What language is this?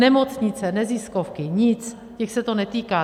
Czech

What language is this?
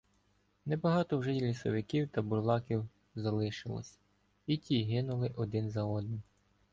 Ukrainian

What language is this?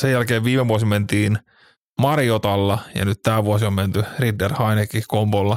Finnish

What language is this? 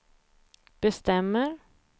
Swedish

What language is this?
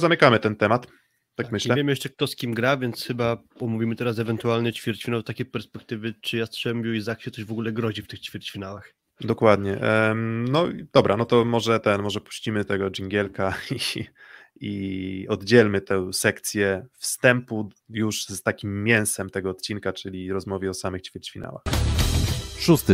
Polish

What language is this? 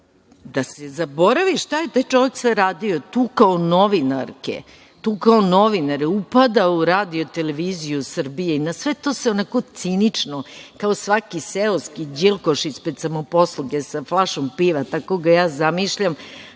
Serbian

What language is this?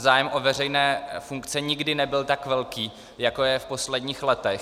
Czech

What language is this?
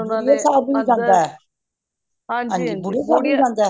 Punjabi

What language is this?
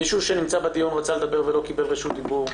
Hebrew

